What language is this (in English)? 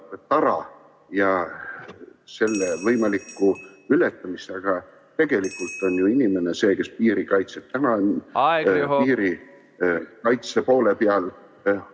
Estonian